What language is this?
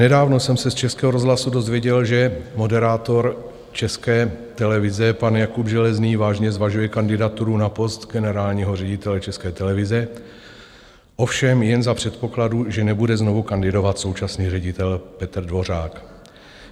Czech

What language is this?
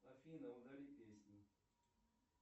Russian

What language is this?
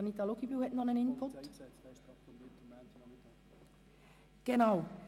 Swiss German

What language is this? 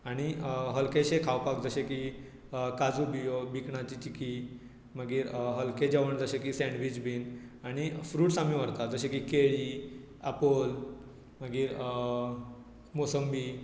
Konkani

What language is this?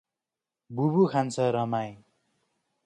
Nepali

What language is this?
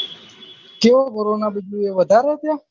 Gujarati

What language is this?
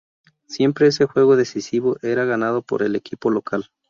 Spanish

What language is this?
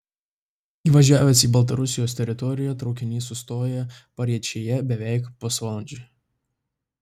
Lithuanian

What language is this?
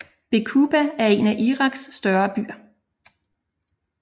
Danish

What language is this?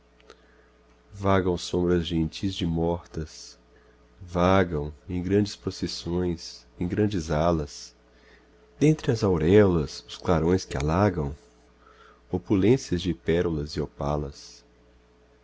Portuguese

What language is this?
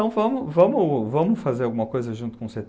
Portuguese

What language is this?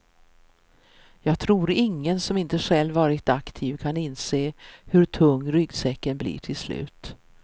Swedish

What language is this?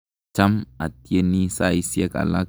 Kalenjin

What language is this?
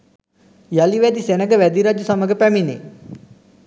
Sinhala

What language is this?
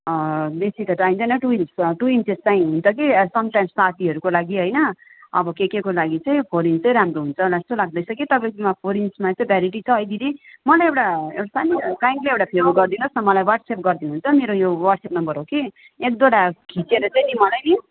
Nepali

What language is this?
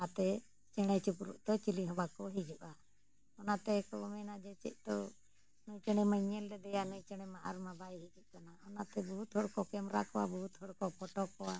Santali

